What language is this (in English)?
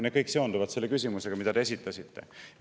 Estonian